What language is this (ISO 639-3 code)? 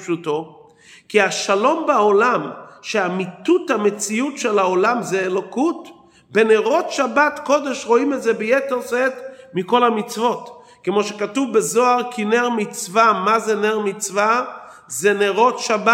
heb